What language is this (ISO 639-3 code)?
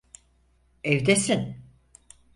tur